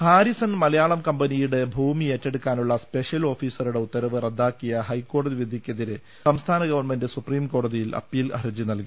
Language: Malayalam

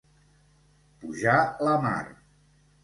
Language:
Catalan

